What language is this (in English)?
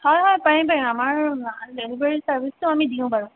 Assamese